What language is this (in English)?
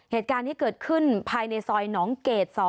Thai